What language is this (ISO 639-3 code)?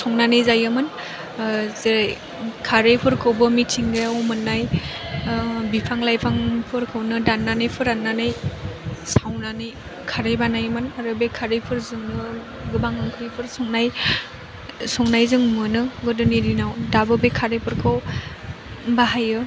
brx